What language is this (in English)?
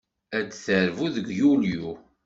Kabyle